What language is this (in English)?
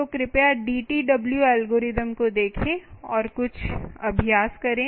Hindi